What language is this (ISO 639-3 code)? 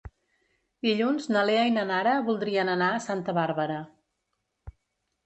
cat